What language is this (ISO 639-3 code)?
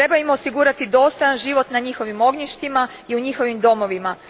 hrv